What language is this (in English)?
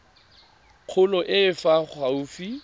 Tswana